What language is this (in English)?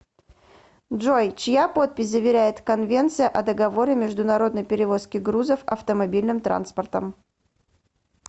Russian